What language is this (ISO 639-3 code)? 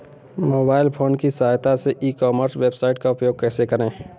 hin